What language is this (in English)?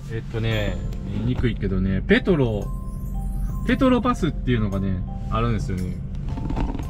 Japanese